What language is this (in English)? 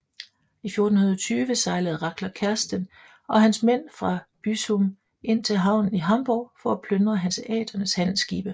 Danish